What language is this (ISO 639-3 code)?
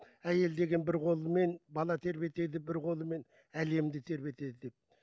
kaz